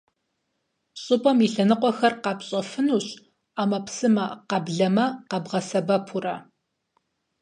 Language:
Kabardian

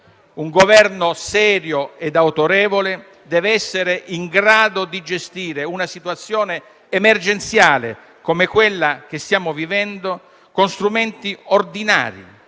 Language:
Italian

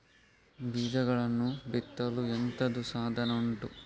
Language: Kannada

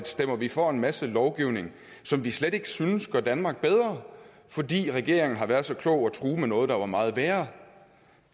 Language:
Danish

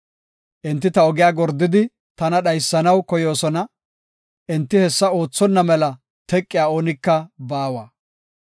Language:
Gofa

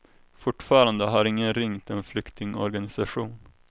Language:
Swedish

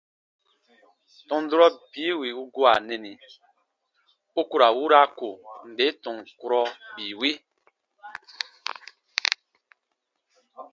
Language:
Baatonum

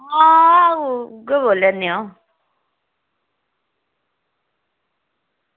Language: Dogri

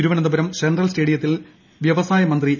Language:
Malayalam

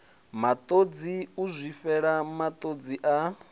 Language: Venda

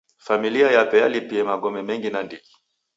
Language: Taita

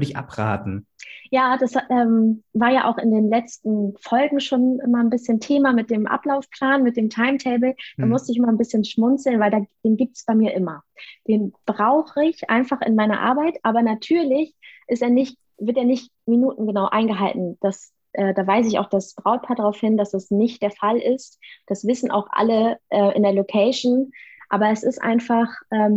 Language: German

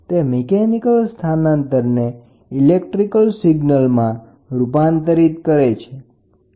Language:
Gujarati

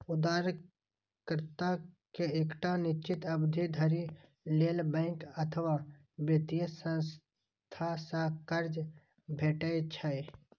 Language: Maithili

